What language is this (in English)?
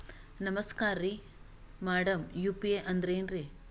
Kannada